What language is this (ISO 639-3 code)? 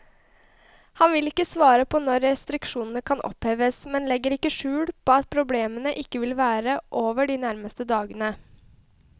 nor